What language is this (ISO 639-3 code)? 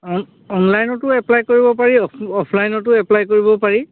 asm